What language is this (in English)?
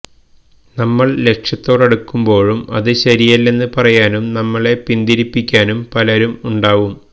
Malayalam